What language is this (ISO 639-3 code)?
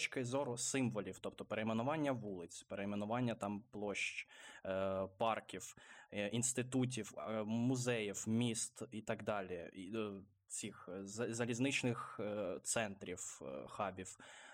ukr